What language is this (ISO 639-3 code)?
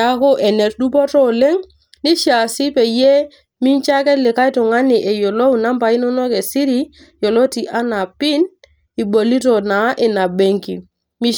mas